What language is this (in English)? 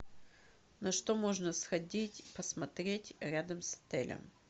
Russian